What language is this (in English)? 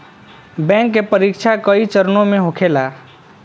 Bhojpuri